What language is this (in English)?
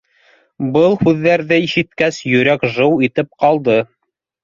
Bashkir